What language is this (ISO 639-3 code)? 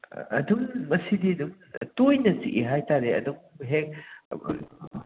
mni